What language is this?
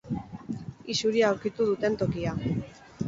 Basque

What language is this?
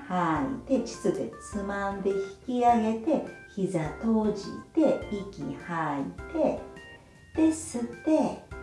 Japanese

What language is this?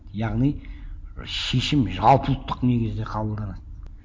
Kazakh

